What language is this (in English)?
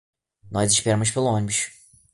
Portuguese